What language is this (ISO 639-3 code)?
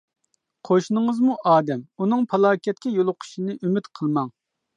uig